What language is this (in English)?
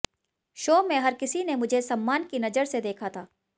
Hindi